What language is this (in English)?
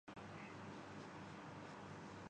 Urdu